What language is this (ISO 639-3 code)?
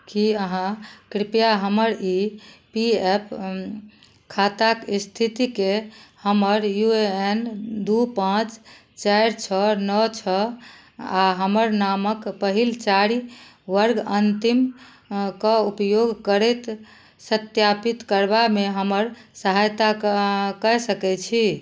mai